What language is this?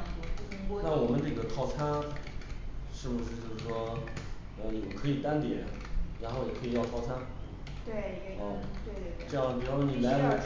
Chinese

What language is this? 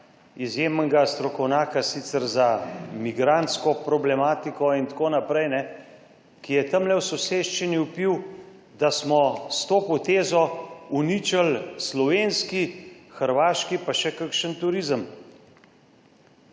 Slovenian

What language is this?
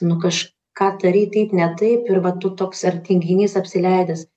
Lithuanian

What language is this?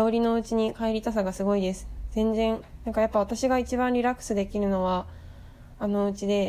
Japanese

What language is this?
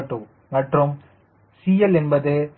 Tamil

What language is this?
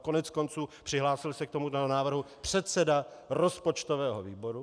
Czech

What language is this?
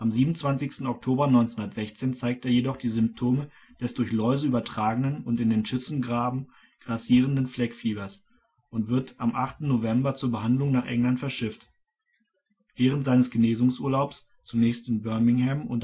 German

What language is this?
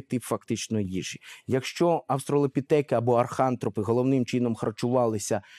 Ukrainian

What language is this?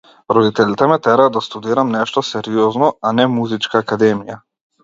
Macedonian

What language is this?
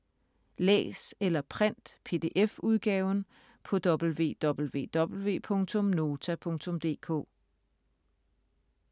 Danish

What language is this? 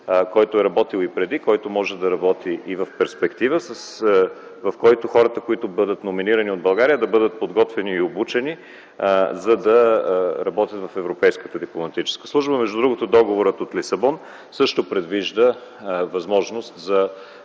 Bulgarian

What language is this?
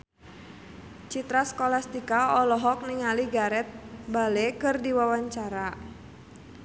Sundanese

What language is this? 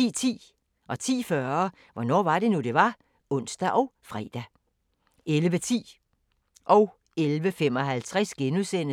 Danish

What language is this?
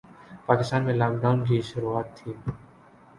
Urdu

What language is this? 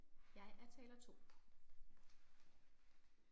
Danish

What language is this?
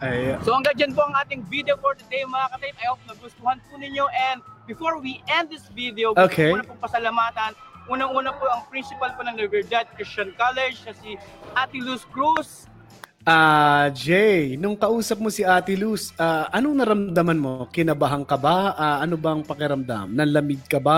Filipino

